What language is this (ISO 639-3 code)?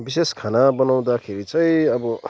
nep